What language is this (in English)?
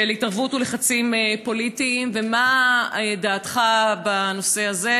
Hebrew